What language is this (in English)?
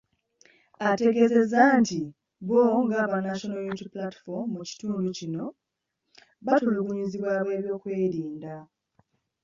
Ganda